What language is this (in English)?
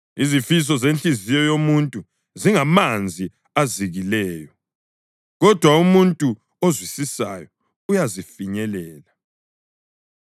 North Ndebele